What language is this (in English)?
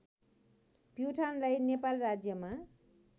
Nepali